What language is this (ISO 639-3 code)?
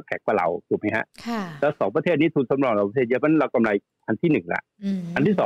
tha